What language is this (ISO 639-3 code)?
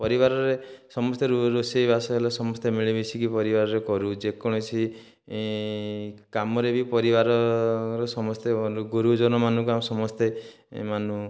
ori